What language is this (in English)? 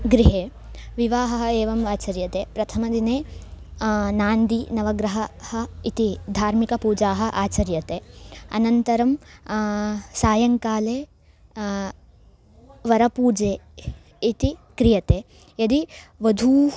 Sanskrit